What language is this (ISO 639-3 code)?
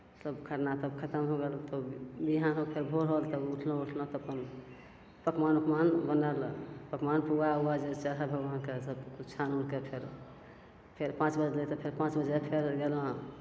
mai